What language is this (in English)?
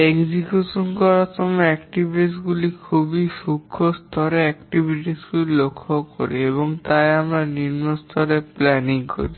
Bangla